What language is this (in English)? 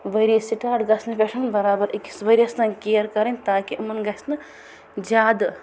Kashmiri